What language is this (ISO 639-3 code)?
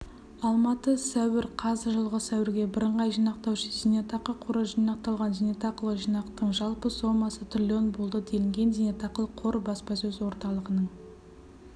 kaz